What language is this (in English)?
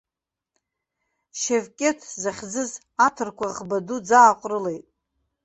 Abkhazian